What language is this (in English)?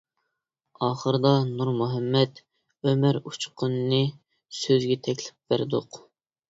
Uyghur